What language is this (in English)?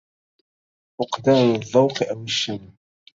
Arabic